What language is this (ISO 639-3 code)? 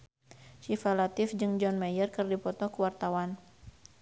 sun